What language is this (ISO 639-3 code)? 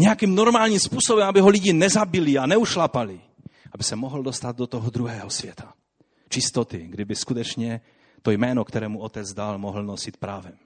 ces